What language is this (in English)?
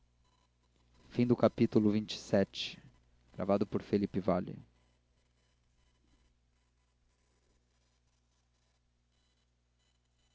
Portuguese